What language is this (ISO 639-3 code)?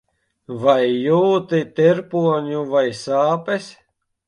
lav